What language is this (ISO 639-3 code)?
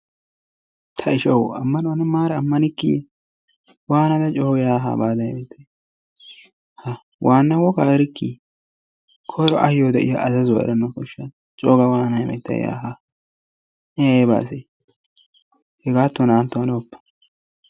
wal